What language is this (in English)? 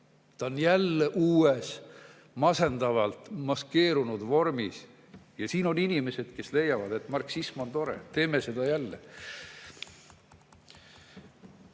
Estonian